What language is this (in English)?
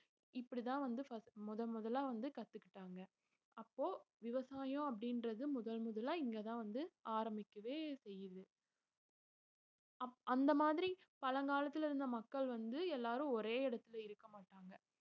Tamil